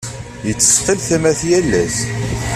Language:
Kabyle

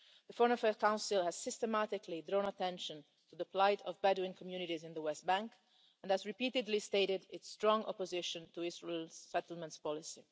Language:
English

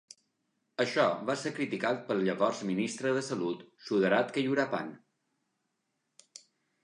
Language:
Catalan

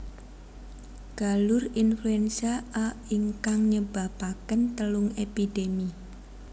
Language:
Javanese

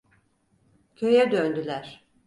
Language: Turkish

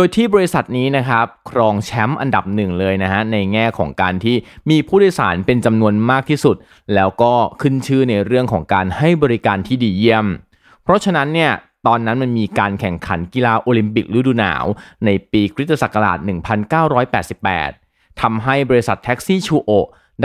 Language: Thai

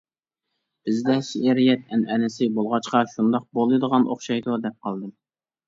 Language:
Uyghur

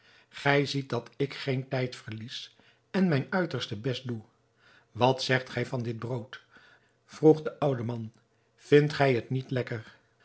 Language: Dutch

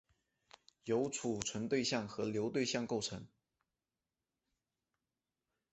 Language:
Chinese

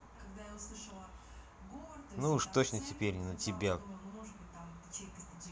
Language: Russian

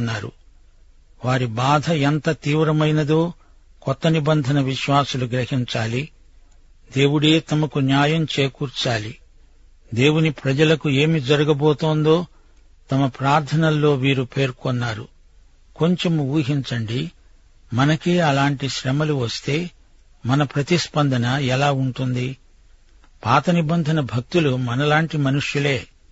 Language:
Telugu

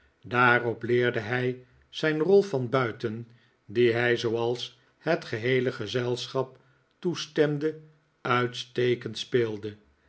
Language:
Dutch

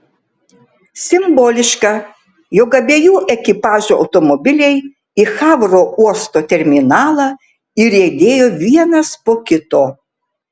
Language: Lithuanian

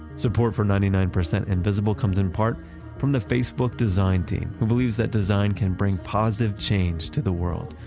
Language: English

